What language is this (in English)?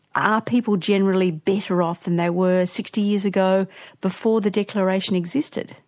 English